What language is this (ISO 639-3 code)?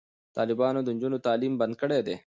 pus